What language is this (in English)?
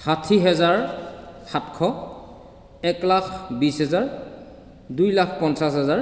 Assamese